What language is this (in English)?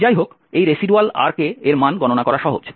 Bangla